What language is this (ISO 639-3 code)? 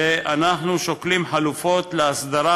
heb